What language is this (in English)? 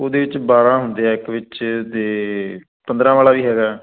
Punjabi